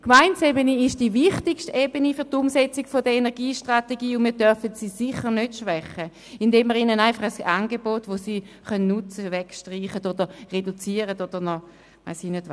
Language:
Swiss German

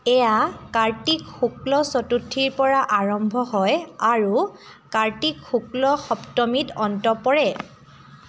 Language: Assamese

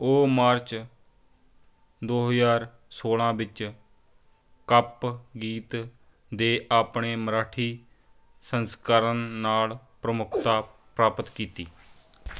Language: Punjabi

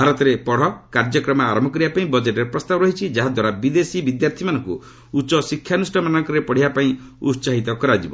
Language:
Odia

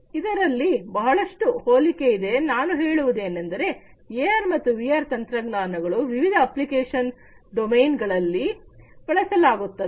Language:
Kannada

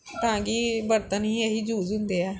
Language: Punjabi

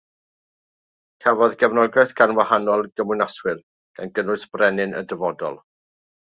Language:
Welsh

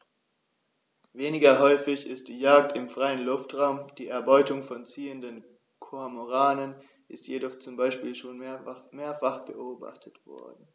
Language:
German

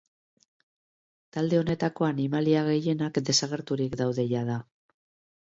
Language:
Basque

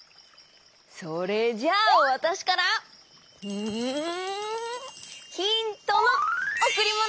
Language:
Japanese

